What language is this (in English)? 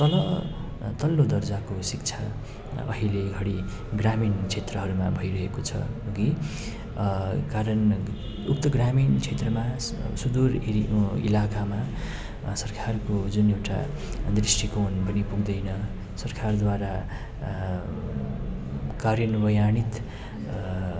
Nepali